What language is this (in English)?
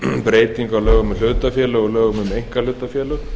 Icelandic